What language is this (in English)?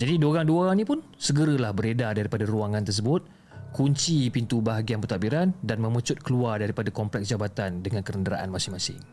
Malay